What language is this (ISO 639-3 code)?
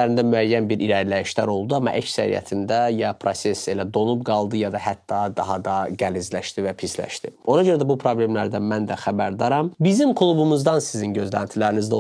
tur